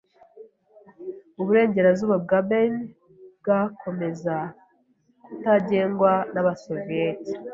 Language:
Kinyarwanda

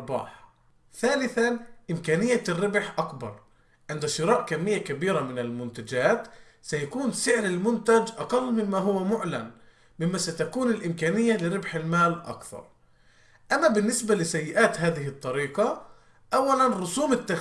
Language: Arabic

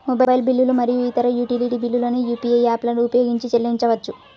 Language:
Telugu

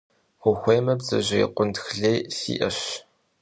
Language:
Kabardian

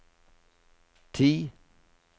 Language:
Norwegian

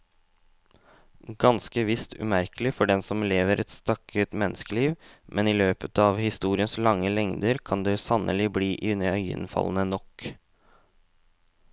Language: Norwegian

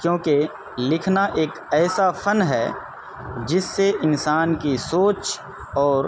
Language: Urdu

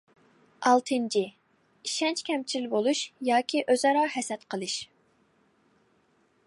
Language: Uyghur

